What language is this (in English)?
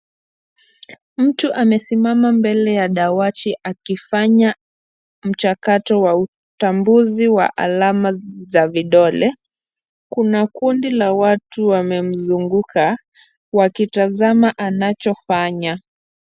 Swahili